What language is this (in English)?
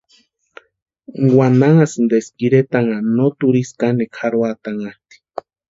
Western Highland Purepecha